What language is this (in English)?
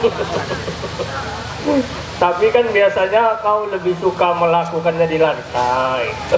Indonesian